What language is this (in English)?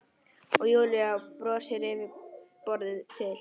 Icelandic